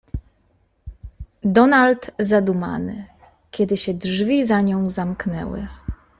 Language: Polish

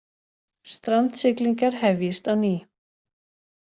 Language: Icelandic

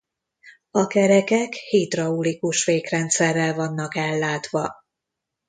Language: Hungarian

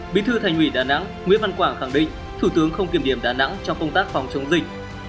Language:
Vietnamese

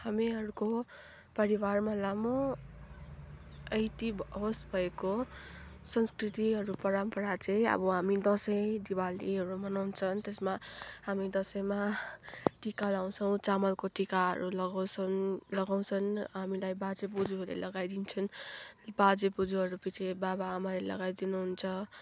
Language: Nepali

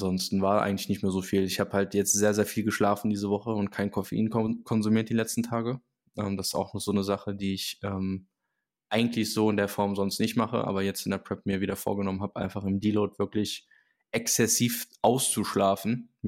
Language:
German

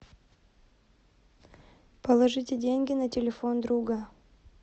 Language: Russian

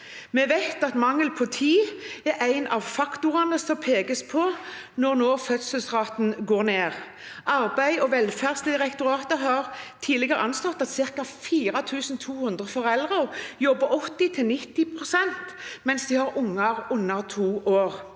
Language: Norwegian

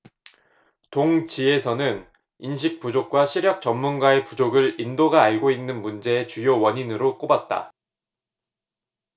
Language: Korean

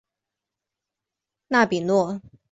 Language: Chinese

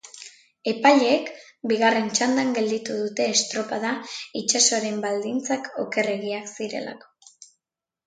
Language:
Basque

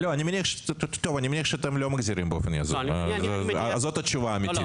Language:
Hebrew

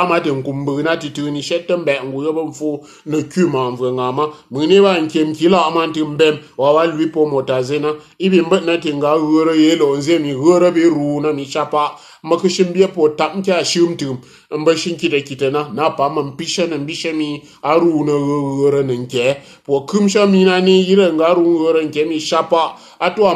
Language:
Portuguese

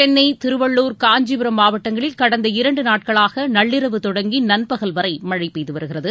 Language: Tamil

